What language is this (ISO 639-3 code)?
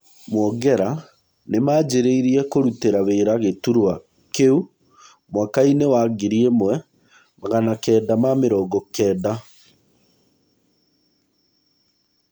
kik